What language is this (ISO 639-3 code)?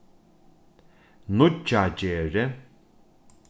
fao